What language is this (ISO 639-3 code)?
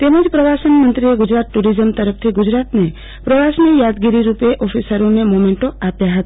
guj